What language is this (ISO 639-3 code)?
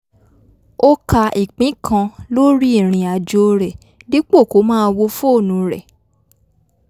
yor